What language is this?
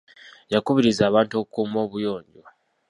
Ganda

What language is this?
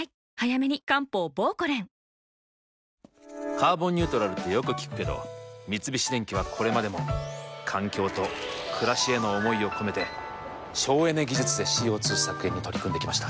Japanese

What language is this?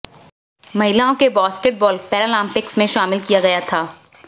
Hindi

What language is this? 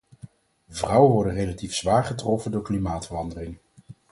Dutch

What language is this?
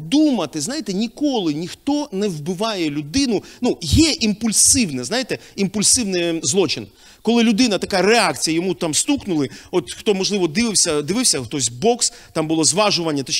Ukrainian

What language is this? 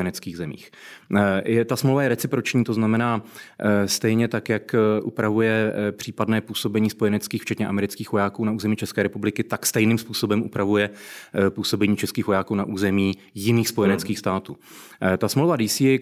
Czech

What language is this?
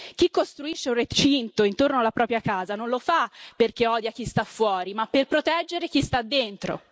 Italian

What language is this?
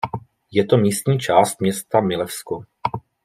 Czech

